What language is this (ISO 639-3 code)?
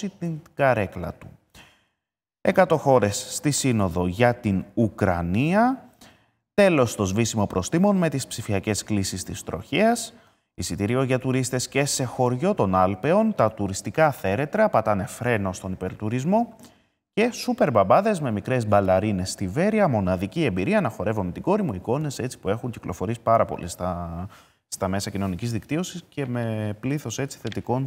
ell